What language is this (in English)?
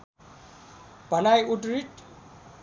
Nepali